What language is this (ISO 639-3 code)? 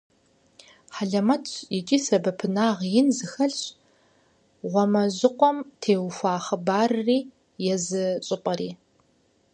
kbd